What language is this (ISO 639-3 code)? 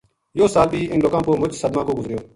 gju